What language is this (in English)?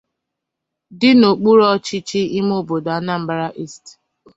Igbo